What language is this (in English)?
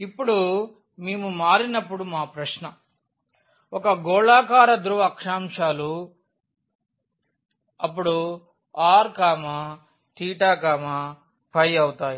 Telugu